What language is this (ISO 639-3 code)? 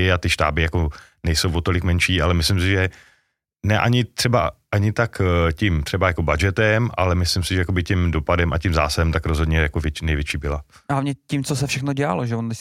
ces